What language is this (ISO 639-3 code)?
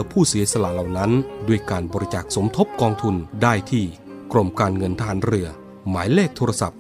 tha